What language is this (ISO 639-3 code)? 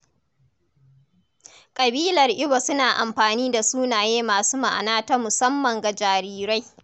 hau